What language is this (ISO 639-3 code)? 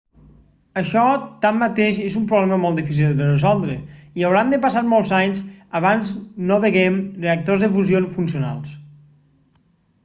cat